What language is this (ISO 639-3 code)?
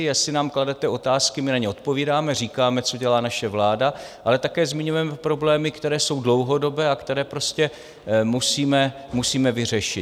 ces